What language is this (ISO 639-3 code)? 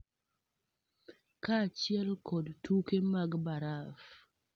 luo